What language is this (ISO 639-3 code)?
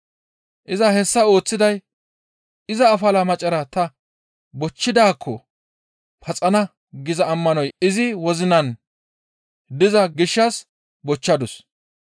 gmv